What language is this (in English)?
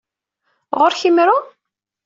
Kabyle